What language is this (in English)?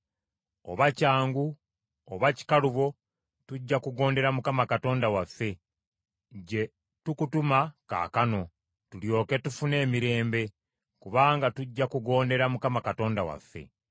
Ganda